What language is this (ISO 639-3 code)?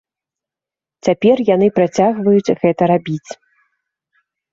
bel